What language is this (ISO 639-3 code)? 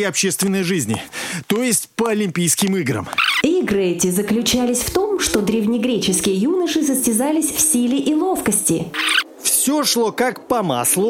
rus